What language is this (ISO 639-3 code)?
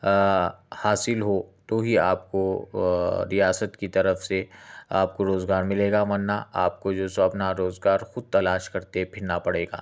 urd